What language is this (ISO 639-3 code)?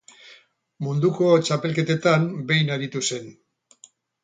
eus